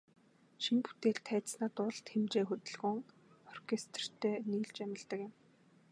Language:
Mongolian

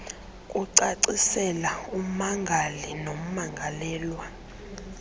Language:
Xhosa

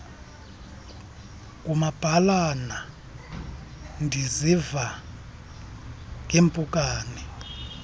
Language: Xhosa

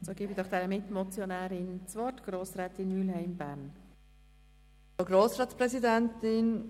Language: Swiss German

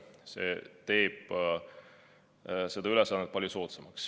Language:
Estonian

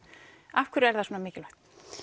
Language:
Icelandic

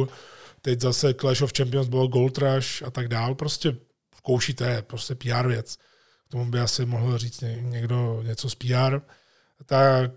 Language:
Czech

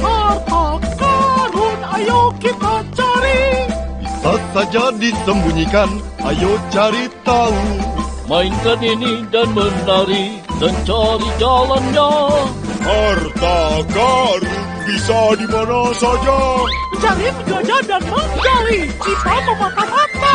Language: Indonesian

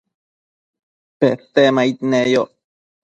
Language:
Matsés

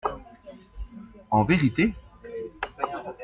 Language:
French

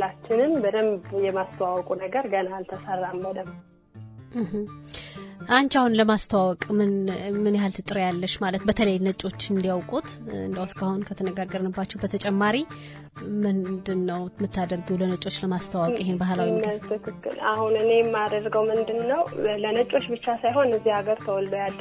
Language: Amharic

